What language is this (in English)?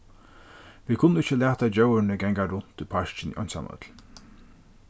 Faroese